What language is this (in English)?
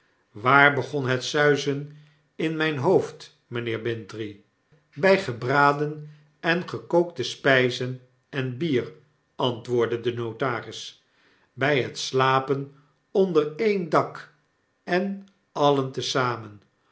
Dutch